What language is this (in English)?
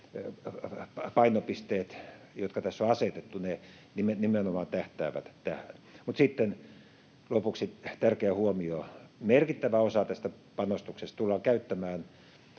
Finnish